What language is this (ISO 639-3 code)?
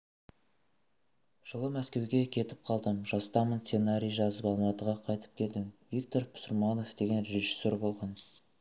kaz